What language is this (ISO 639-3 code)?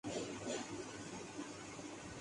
urd